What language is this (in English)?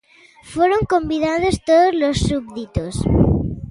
Galician